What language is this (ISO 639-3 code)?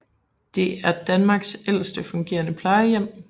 dan